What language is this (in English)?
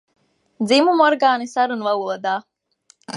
Latvian